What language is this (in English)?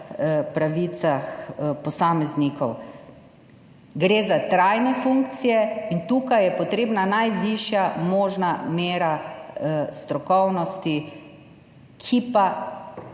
Slovenian